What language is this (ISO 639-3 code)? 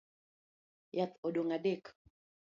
luo